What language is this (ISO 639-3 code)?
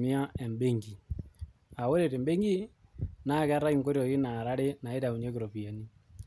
mas